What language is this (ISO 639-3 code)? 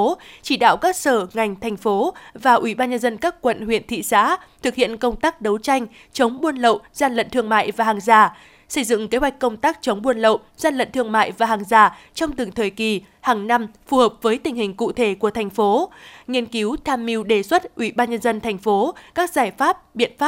vie